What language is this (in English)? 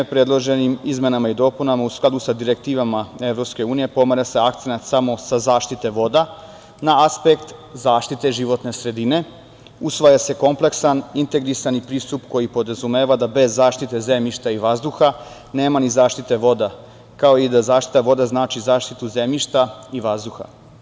Serbian